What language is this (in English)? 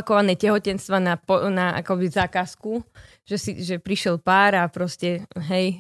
Slovak